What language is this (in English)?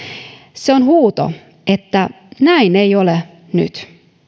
Finnish